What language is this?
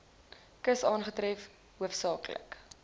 Afrikaans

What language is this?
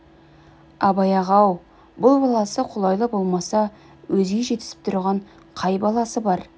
Kazakh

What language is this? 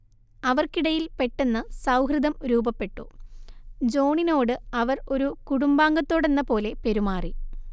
Malayalam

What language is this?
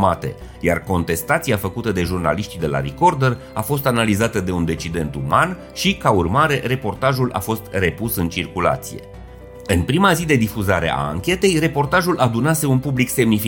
Romanian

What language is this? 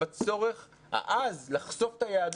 Hebrew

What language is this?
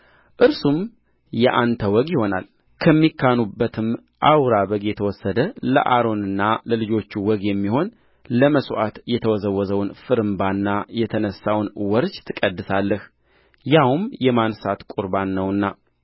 Amharic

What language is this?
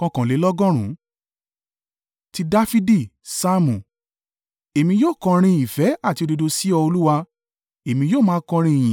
Yoruba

